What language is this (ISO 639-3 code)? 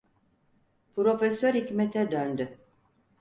tur